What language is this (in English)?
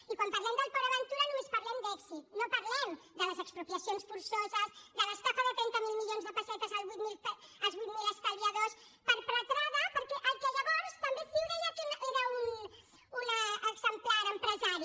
Catalan